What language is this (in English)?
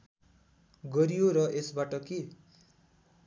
Nepali